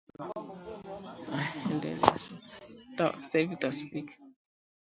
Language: Swahili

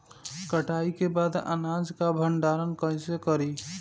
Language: Bhojpuri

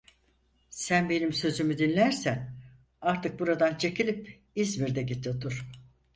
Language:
Turkish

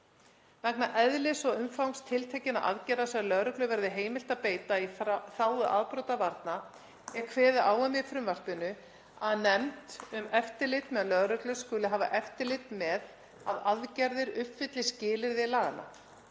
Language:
Icelandic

